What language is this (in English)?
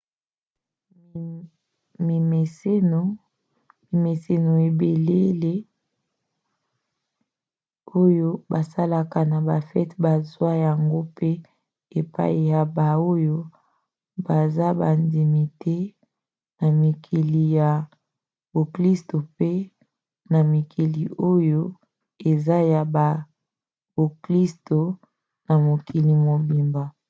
Lingala